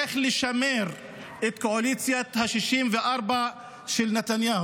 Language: Hebrew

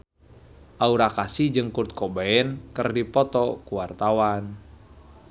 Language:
Sundanese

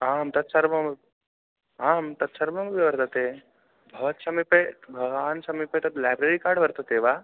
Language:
Sanskrit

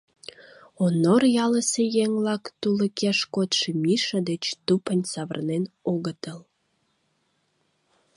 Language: Mari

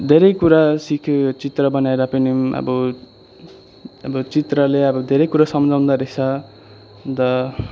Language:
Nepali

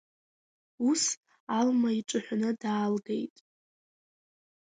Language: Abkhazian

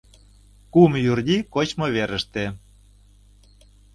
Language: Mari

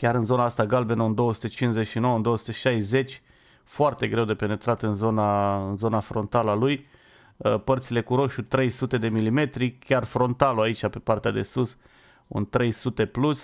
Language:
Romanian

